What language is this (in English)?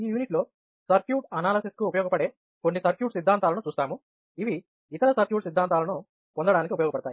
Telugu